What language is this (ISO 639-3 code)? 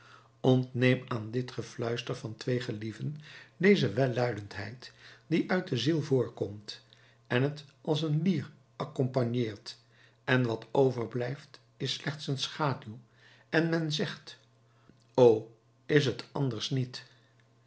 nld